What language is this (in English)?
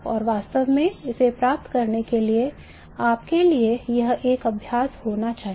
Hindi